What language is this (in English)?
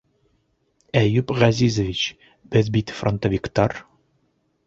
Bashkir